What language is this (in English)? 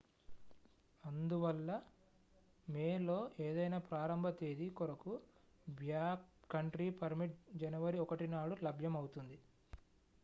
Telugu